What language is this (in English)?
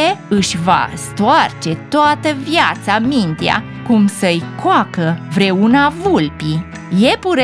Romanian